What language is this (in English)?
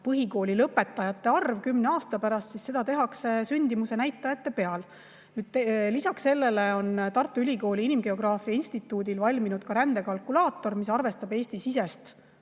Estonian